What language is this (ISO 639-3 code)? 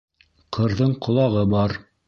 bak